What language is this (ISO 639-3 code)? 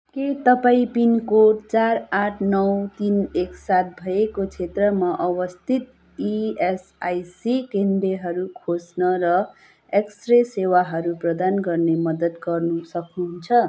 nep